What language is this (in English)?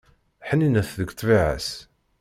Kabyle